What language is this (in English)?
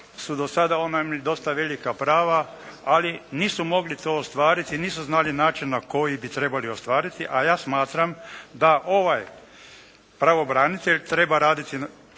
Croatian